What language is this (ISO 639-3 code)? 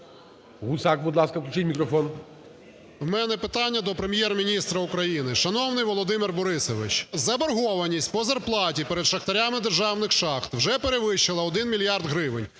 ukr